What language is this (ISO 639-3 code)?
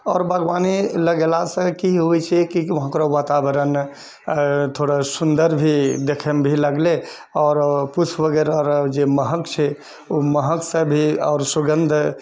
mai